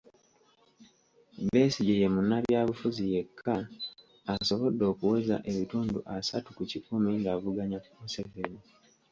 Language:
Ganda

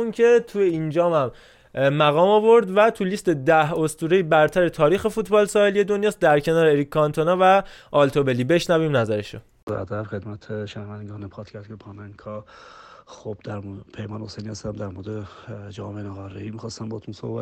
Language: Persian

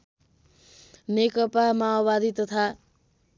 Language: Nepali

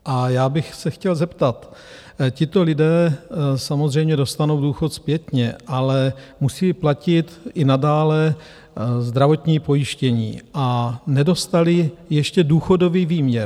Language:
Czech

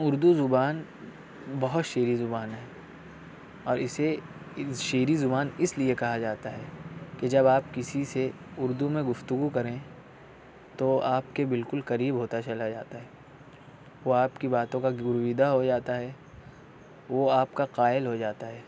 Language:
Urdu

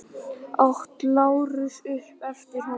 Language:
Icelandic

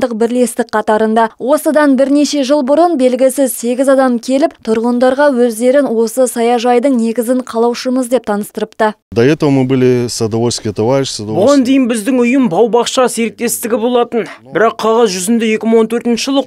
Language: Russian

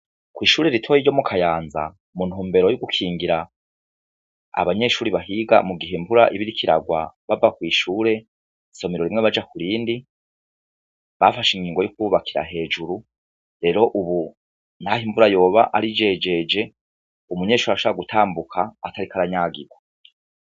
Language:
Rundi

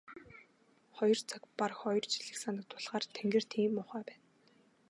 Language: Mongolian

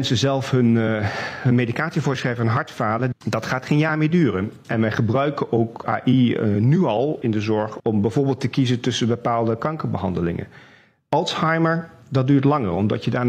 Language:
Dutch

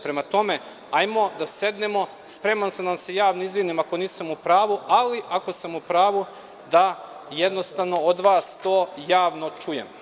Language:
Serbian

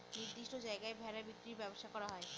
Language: Bangla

